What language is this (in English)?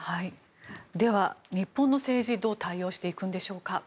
Japanese